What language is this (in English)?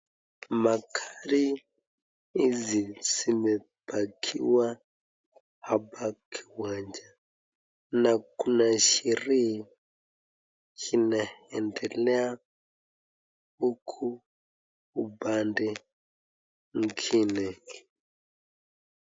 Swahili